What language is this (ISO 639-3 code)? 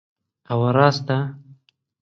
ckb